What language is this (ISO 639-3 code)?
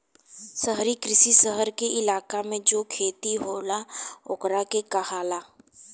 bho